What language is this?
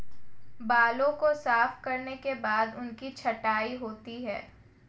Hindi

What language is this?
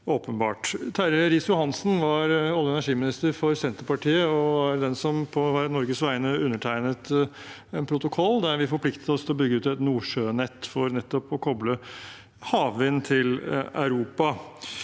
Norwegian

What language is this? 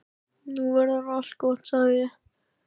Icelandic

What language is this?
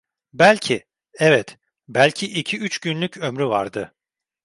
Turkish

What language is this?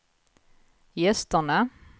Swedish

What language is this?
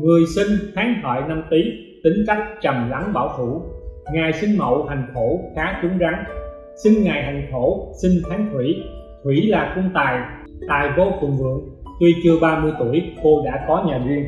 Vietnamese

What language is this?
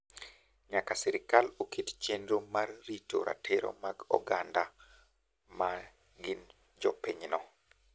Luo (Kenya and Tanzania)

